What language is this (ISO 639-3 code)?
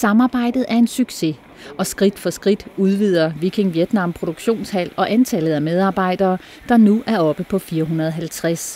dan